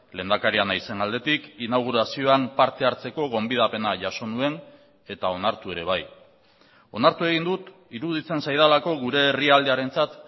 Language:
Basque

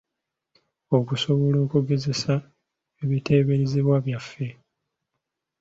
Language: Ganda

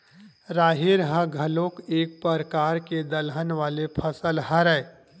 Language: Chhattisgarhi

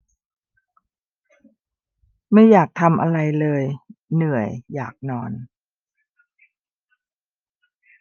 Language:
Thai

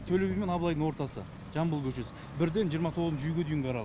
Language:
Kazakh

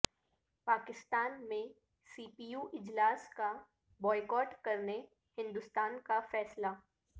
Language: Urdu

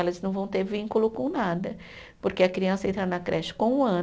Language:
Portuguese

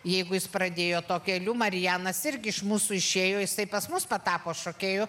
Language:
Lithuanian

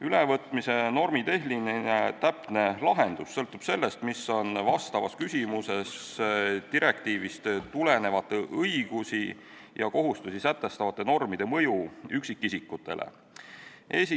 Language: Estonian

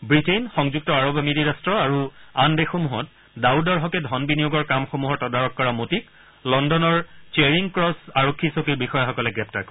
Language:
Assamese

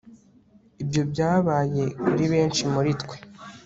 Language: Kinyarwanda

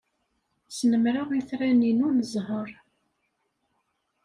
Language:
Kabyle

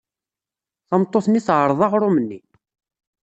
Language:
Kabyle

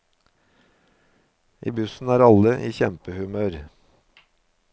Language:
Norwegian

